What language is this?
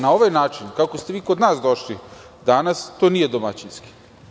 Serbian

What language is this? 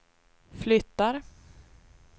Swedish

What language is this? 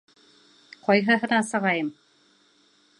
Bashkir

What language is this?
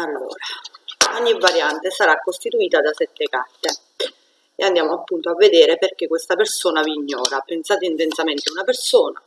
Italian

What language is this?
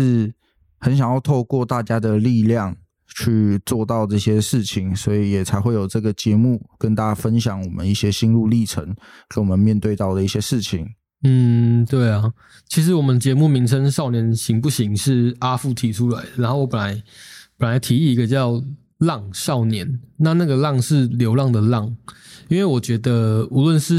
Chinese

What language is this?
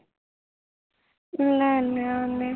Punjabi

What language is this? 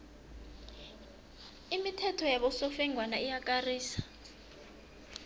South Ndebele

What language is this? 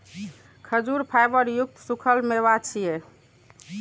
Maithili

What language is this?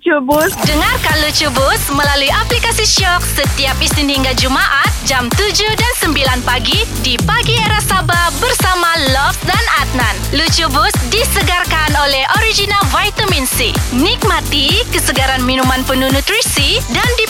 Malay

